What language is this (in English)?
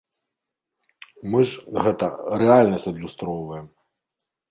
Belarusian